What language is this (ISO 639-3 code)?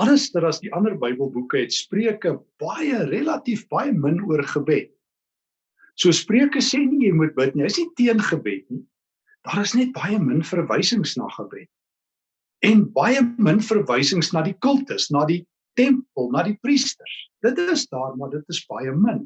nld